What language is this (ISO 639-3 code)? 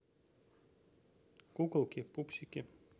rus